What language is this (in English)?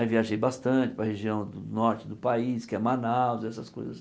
Portuguese